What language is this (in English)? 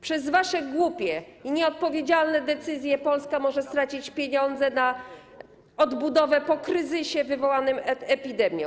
Polish